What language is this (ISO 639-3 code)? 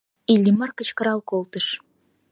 chm